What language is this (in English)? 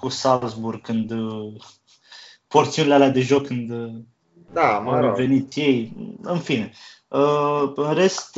Romanian